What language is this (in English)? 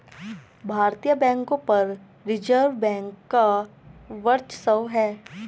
Hindi